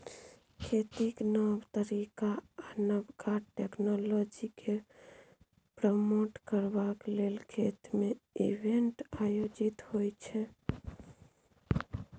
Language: Maithili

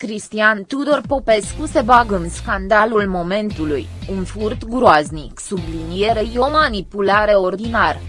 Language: Romanian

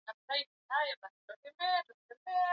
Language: Swahili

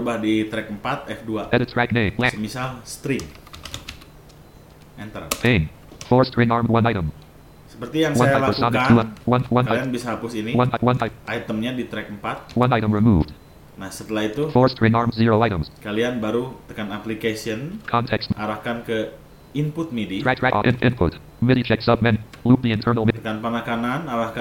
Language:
Indonesian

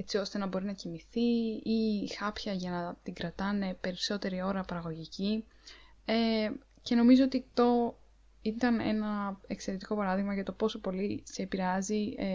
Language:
Greek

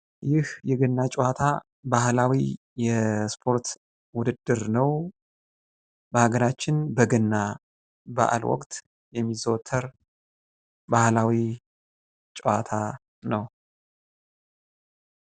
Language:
Amharic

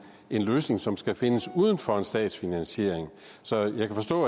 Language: Danish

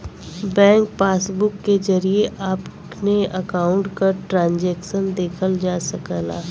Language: Bhojpuri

